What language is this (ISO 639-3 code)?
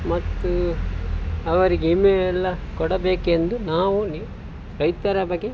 kan